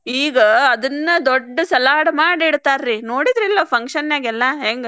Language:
Kannada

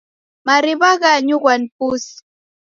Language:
Taita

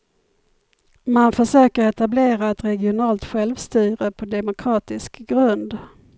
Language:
Swedish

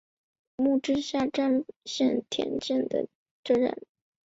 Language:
Chinese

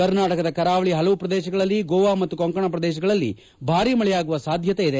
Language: Kannada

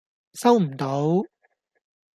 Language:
Cantonese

